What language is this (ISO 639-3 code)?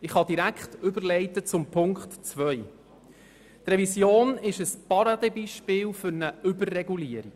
gsw